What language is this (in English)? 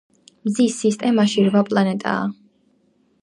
Georgian